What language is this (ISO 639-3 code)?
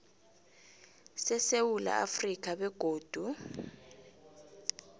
nbl